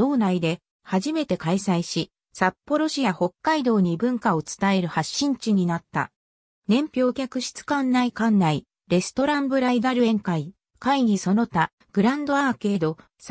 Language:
Japanese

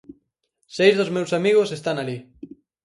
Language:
Galician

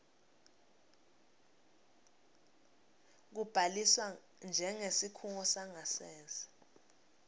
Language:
Swati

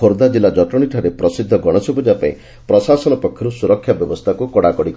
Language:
Odia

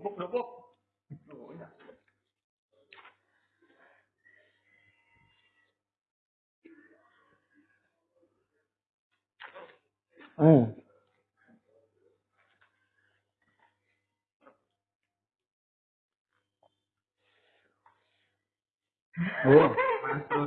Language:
Indonesian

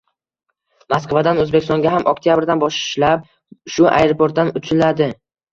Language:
Uzbek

